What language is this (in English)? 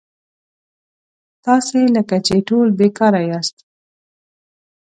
Pashto